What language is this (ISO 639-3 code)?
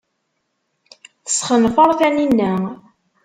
kab